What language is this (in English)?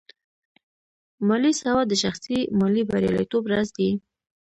Pashto